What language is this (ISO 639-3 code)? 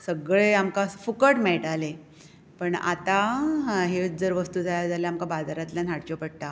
kok